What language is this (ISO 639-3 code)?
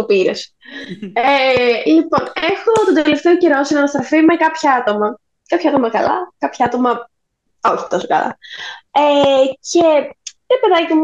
ell